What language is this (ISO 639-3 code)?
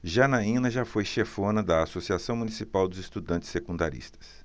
por